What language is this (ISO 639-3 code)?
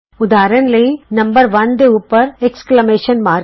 pan